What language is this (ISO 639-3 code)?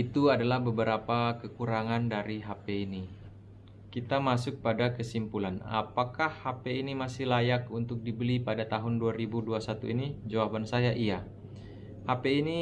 ind